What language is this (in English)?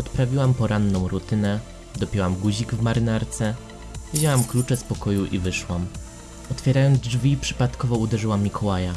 Polish